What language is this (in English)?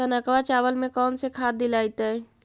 Magahi